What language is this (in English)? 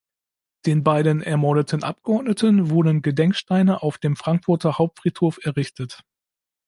German